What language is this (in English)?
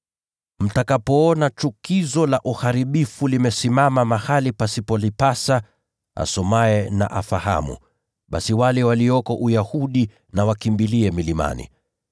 Swahili